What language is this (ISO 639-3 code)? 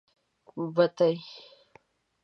pus